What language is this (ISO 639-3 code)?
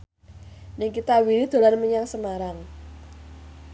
jav